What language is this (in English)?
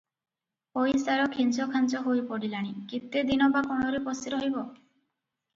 Odia